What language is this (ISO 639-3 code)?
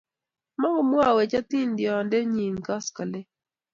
kln